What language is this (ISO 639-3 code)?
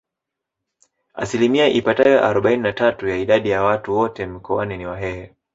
swa